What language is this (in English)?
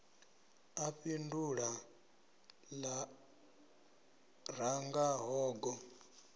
Venda